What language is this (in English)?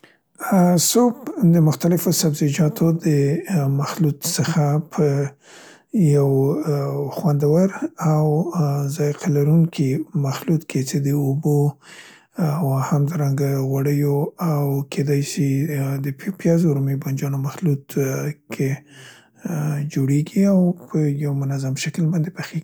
Central Pashto